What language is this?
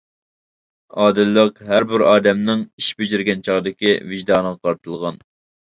Uyghur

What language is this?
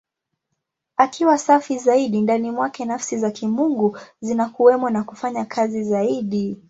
Swahili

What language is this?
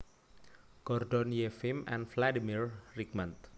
Javanese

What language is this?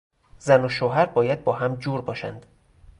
Persian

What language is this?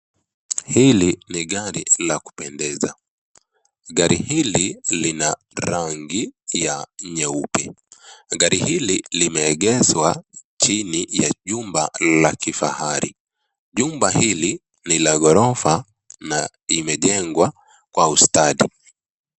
Swahili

